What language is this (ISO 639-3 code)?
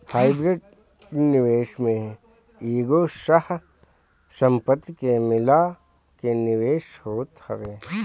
bho